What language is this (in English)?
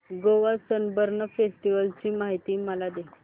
Marathi